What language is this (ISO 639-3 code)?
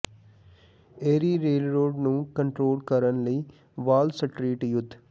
pan